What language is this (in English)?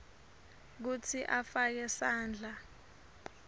Swati